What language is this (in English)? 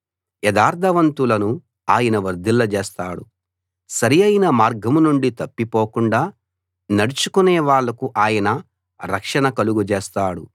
Telugu